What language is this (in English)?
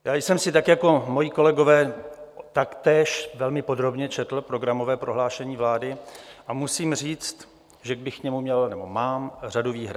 Czech